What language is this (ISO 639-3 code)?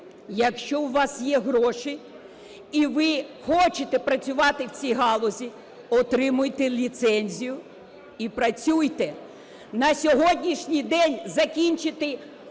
ukr